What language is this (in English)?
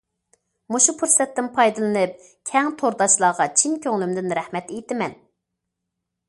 Uyghur